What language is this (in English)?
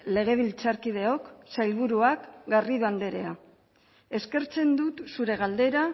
Basque